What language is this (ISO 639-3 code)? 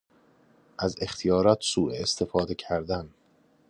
fas